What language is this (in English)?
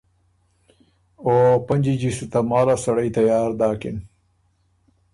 Ormuri